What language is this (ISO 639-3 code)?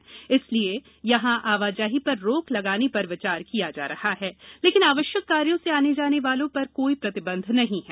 hin